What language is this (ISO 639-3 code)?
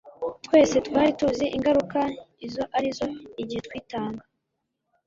kin